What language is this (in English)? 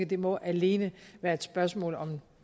Danish